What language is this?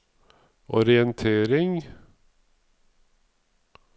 Norwegian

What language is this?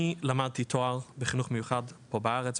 Hebrew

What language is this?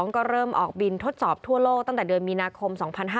Thai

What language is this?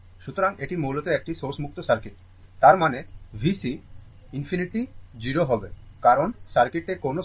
Bangla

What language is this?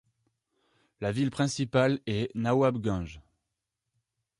French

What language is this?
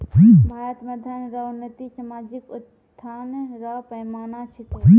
Maithili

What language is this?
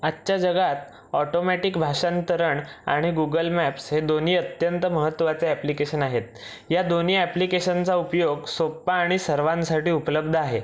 Marathi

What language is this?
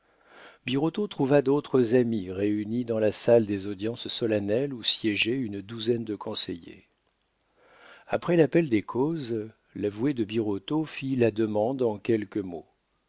French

